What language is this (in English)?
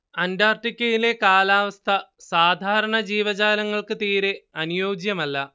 Malayalam